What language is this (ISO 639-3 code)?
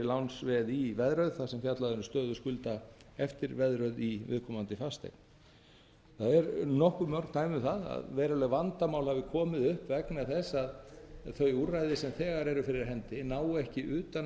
isl